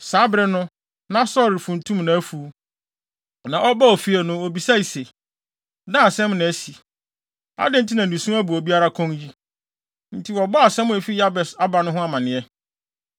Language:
Akan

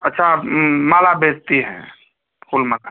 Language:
Hindi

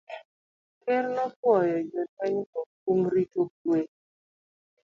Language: Luo (Kenya and Tanzania)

